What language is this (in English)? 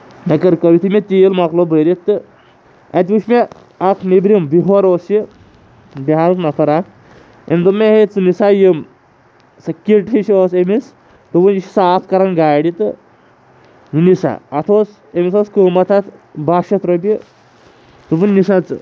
Kashmiri